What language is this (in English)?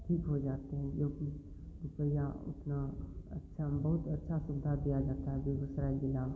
Hindi